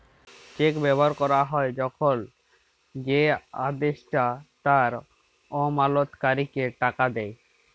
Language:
Bangla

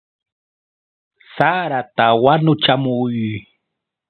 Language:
Yauyos Quechua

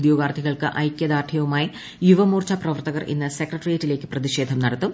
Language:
Malayalam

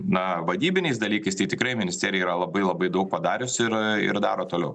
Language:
Lithuanian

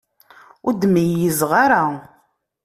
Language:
Kabyle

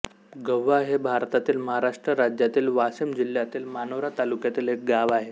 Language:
Marathi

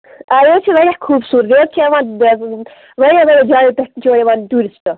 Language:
Kashmiri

